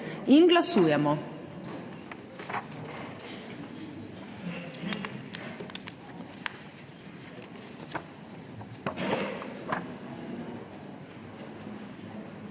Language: Slovenian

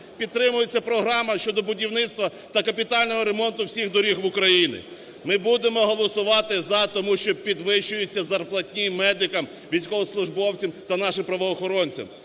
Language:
Ukrainian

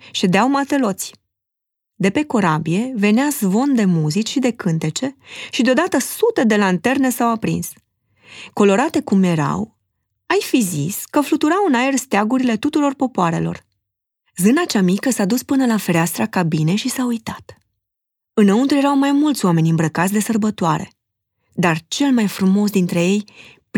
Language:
Romanian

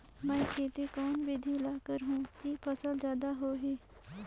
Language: Chhattisgarhi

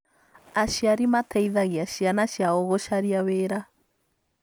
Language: Kikuyu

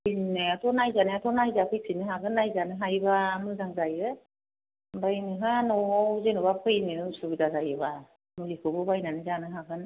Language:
Bodo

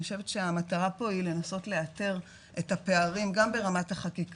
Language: Hebrew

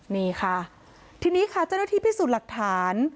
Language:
Thai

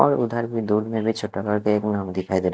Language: Hindi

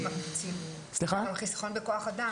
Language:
Hebrew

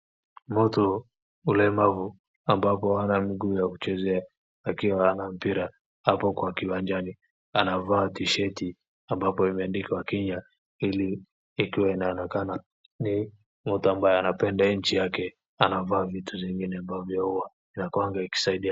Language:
Swahili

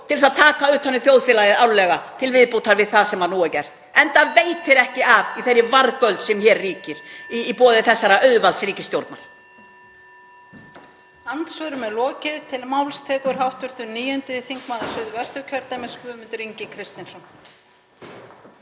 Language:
Icelandic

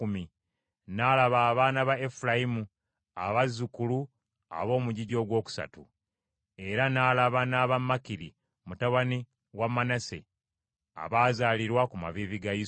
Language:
Ganda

